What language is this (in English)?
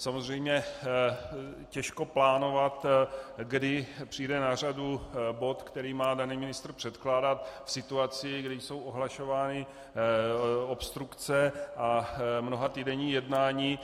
Czech